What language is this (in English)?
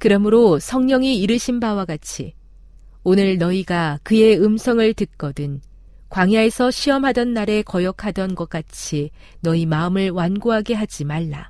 Korean